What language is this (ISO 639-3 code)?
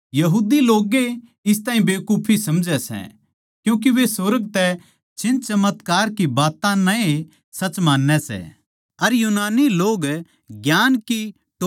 bgc